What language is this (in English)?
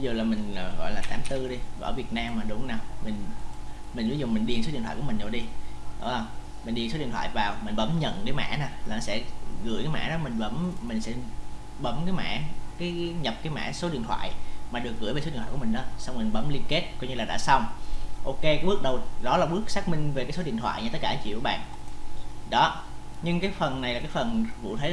Vietnamese